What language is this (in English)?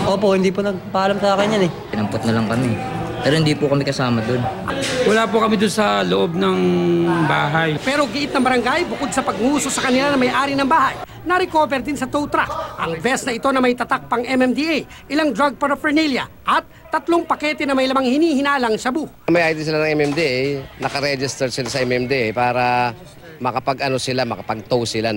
Filipino